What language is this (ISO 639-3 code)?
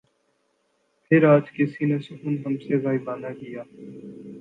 urd